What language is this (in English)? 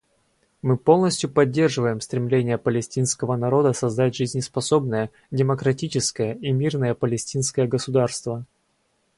Russian